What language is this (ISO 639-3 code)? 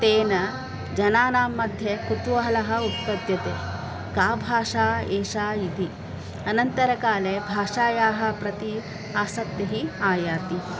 san